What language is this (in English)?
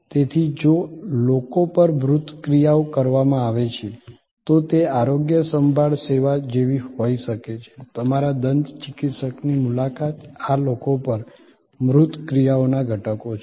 Gujarati